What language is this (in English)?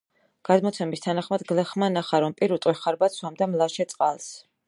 Georgian